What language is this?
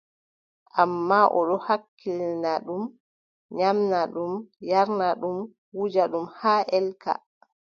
Adamawa Fulfulde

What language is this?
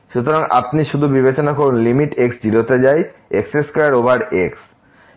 Bangla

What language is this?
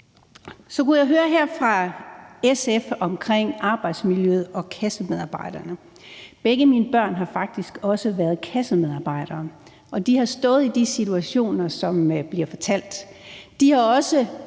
Danish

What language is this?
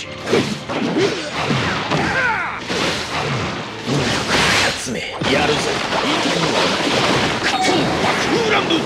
Japanese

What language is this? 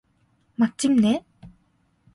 Korean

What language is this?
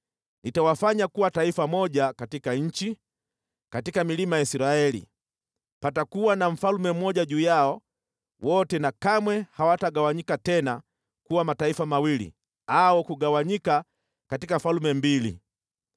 Swahili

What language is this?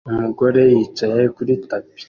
Kinyarwanda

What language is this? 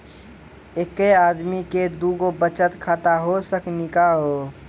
Maithili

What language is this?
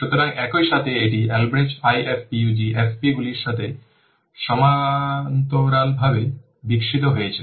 Bangla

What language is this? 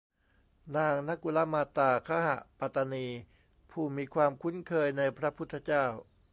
Thai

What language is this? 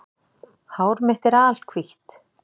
Icelandic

